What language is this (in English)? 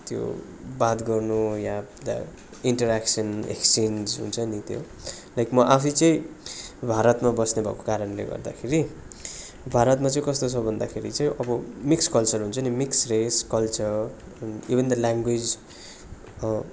Nepali